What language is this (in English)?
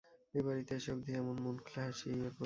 Bangla